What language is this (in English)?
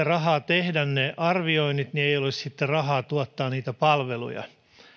Finnish